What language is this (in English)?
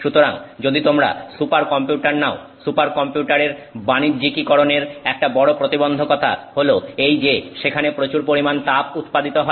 Bangla